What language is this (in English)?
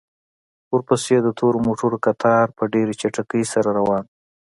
Pashto